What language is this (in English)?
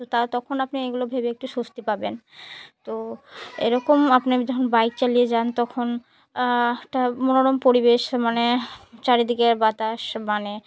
Bangla